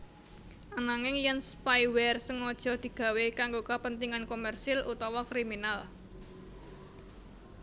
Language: Javanese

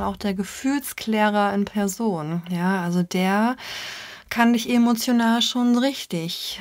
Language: German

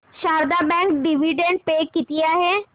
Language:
Marathi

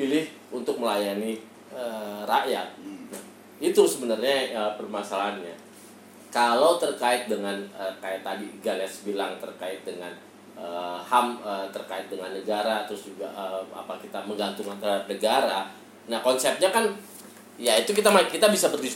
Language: Indonesian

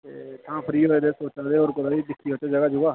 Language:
Dogri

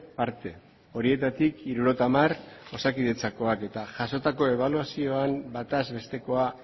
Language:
Basque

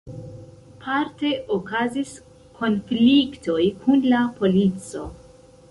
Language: Esperanto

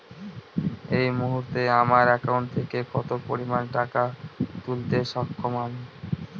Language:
Bangla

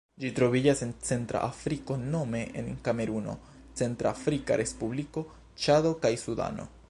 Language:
Esperanto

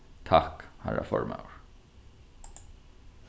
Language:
Faroese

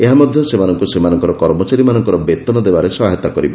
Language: Odia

